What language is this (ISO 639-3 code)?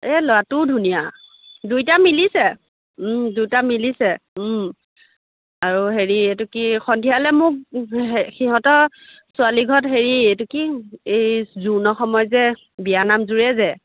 asm